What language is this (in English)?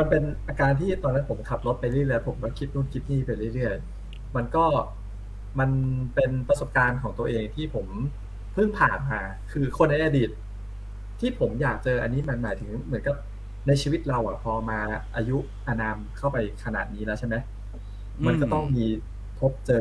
Thai